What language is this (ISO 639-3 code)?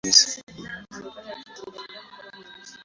swa